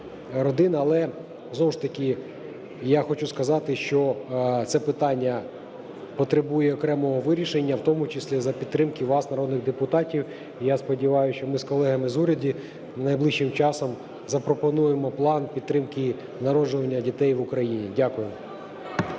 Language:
Ukrainian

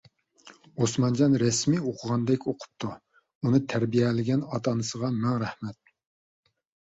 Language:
Uyghur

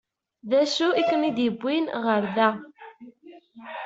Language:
Kabyle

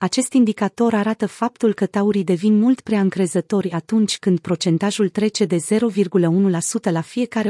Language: Romanian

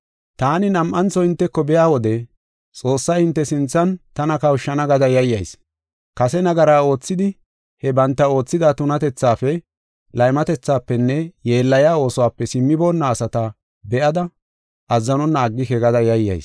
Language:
Gofa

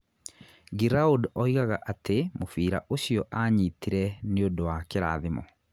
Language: Kikuyu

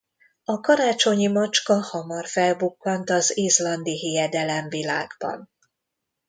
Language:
Hungarian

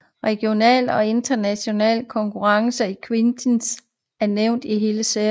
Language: Danish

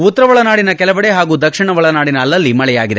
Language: Kannada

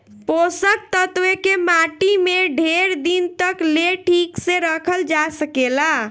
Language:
Bhojpuri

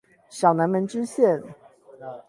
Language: Chinese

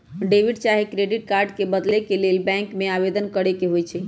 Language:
Magahi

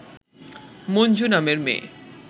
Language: Bangla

